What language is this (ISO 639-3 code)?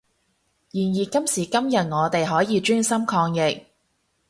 yue